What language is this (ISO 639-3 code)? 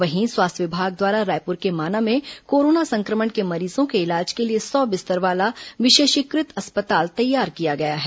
hin